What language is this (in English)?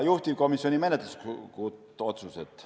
Estonian